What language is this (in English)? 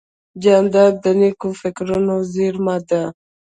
Pashto